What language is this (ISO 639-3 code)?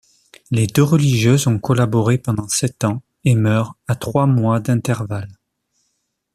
fra